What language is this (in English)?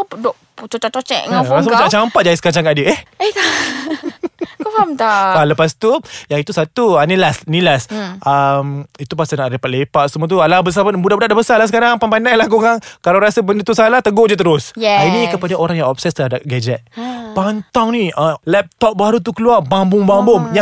Malay